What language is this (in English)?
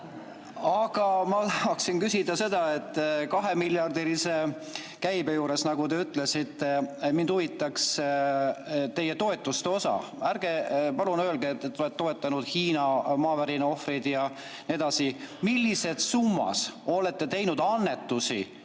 Estonian